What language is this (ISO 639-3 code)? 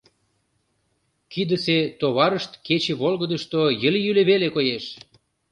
chm